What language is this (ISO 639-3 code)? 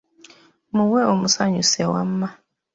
lug